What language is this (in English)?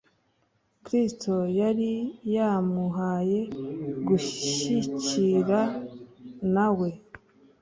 Kinyarwanda